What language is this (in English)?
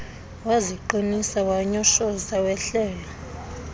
Xhosa